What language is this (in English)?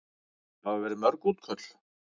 Icelandic